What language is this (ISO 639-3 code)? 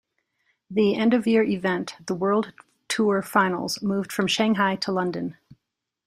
eng